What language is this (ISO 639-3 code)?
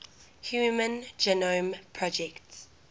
eng